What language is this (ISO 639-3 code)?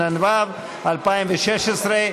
heb